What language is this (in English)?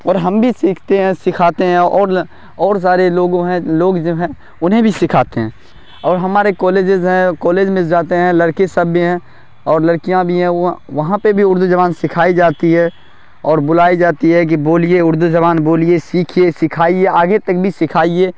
Urdu